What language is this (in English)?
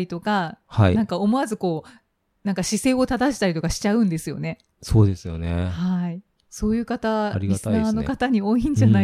Japanese